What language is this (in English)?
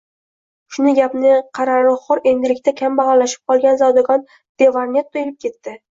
Uzbek